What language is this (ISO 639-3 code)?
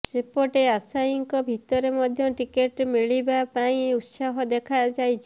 ori